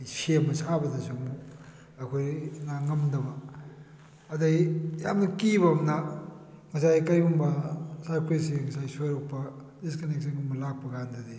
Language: Manipuri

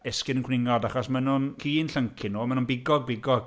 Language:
Welsh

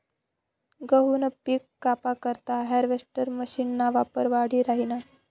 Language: Marathi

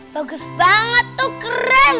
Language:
Indonesian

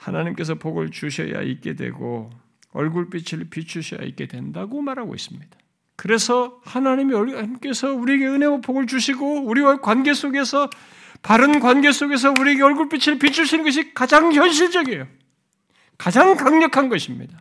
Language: Korean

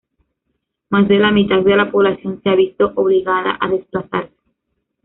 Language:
Spanish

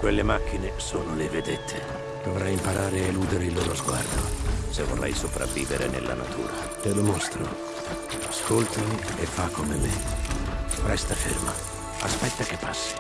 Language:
Italian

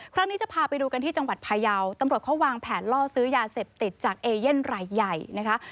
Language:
Thai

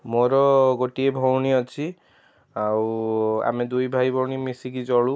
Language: Odia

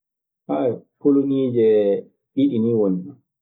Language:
Maasina Fulfulde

